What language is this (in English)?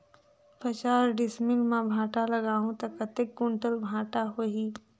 Chhattisgarhi